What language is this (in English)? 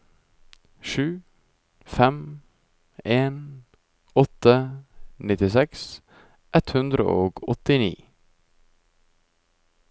Norwegian